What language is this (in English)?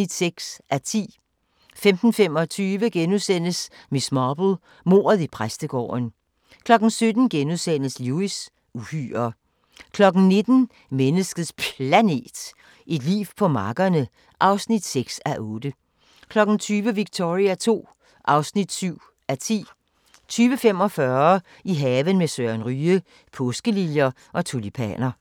Danish